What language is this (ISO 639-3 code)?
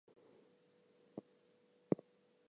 eng